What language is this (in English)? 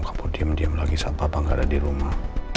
Indonesian